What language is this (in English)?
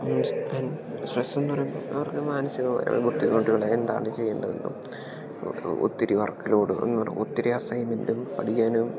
Malayalam